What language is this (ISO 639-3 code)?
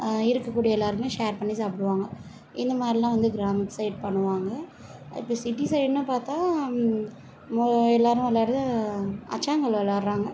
tam